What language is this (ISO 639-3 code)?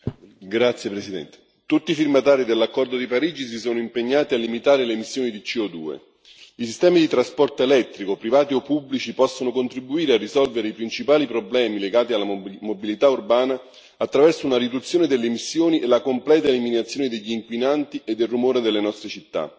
ita